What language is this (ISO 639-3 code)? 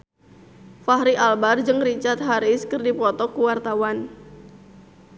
sun